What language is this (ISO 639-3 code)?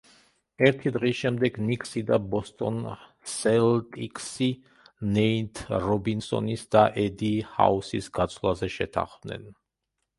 kat